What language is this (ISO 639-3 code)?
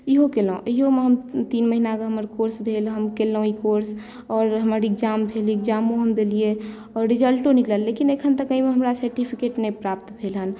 mai